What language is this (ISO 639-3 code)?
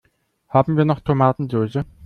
deu